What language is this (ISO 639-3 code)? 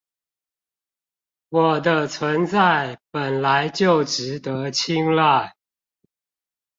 zho